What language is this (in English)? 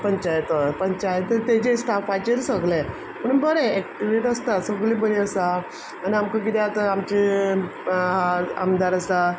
Konkani